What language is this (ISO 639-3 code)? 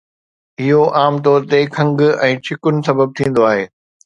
snd